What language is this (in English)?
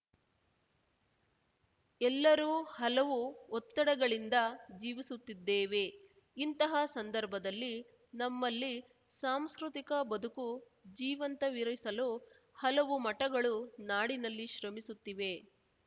Kannada